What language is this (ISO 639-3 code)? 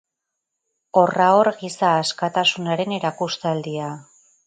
eus